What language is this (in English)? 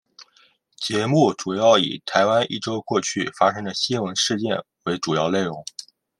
Chinese